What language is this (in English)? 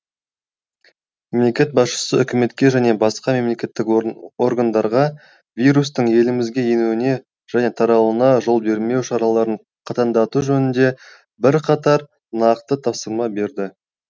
Kazakh